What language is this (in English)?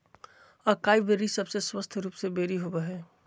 Magahi